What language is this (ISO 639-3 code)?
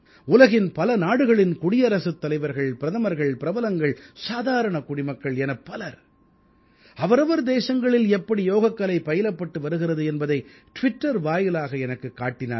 tam